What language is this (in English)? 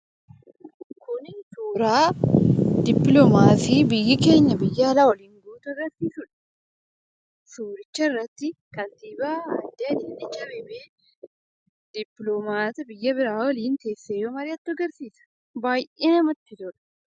Oromo